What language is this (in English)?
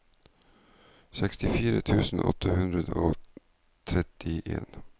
Norwegian